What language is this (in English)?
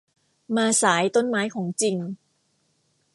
Thai